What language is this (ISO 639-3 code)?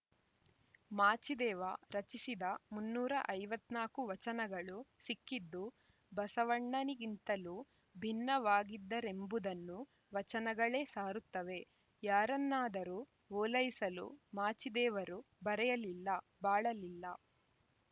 kan